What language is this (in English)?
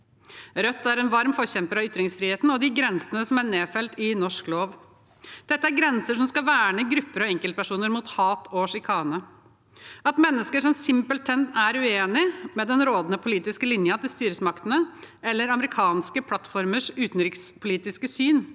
Norwegian